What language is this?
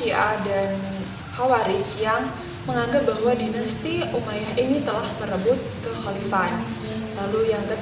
Indonesian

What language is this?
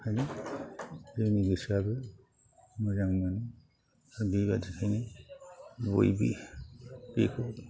Bodo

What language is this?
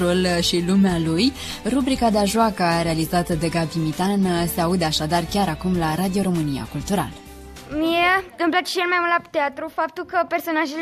Romanian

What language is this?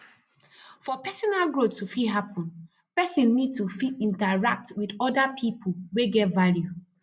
Nigerian Pidgin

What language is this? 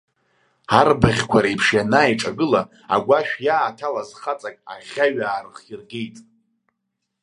Abkhazian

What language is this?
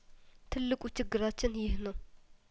Amharic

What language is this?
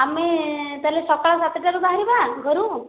Odia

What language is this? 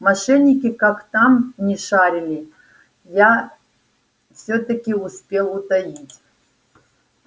Russian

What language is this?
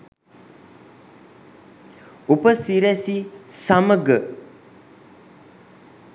Sinhala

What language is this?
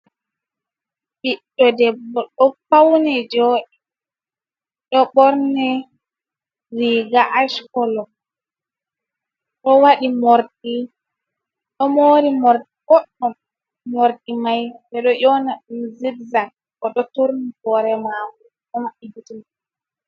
Fula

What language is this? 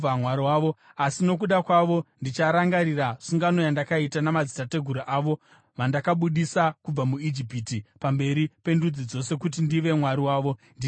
Shona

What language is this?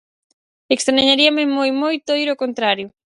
Galician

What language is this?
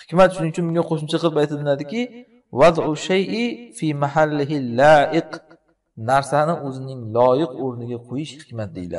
Turkish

